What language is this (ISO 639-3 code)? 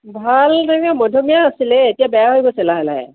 asm